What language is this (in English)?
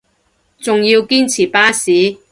Cantonese